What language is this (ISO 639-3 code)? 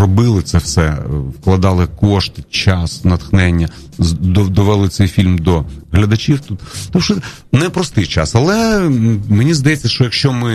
ukr